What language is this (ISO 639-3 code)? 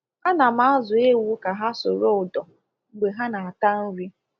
ibo